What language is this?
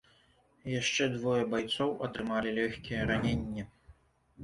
Belarusian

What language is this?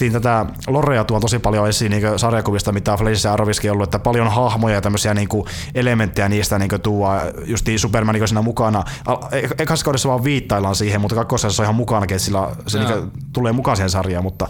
Finnish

